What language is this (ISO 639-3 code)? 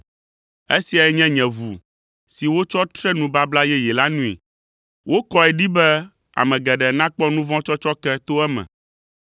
ewe